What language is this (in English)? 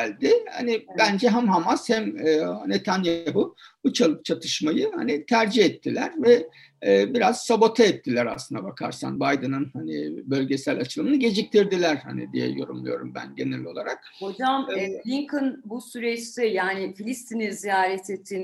Turkish